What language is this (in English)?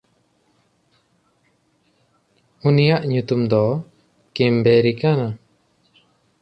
Santali